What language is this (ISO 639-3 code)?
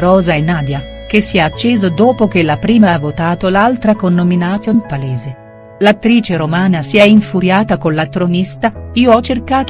ita